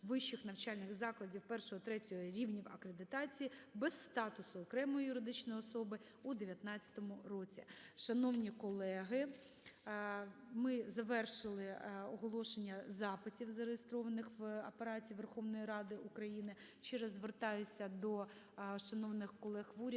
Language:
Ukrainian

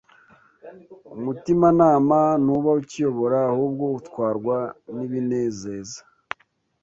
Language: Kinyarwanda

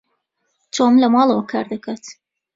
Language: Central Kurdish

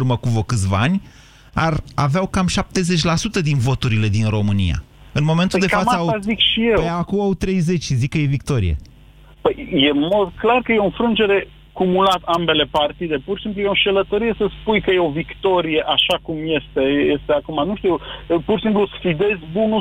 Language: Romanian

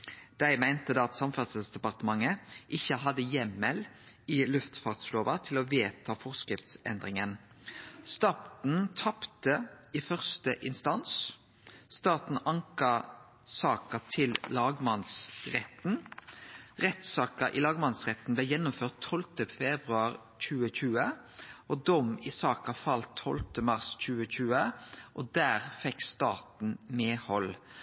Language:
Norwegian Nynorsk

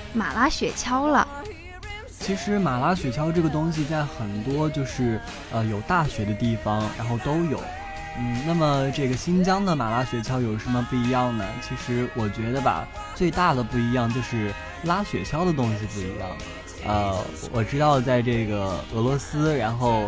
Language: Chinese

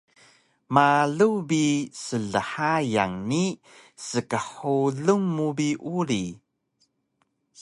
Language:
Taroko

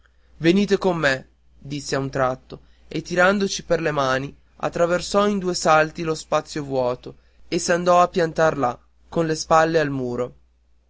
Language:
Italian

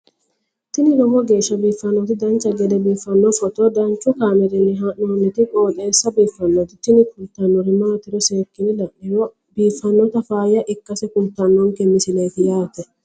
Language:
Sidamo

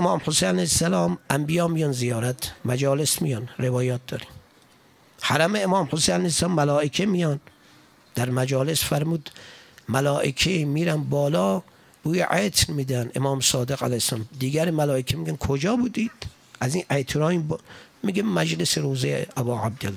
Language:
Persian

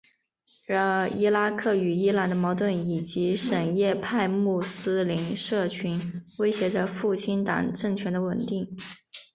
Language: Chinese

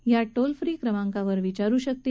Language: Marathi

